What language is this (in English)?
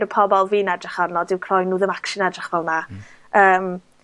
Welsh